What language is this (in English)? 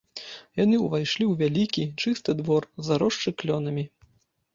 Belarusian